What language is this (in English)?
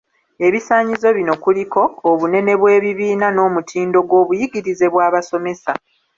Ganda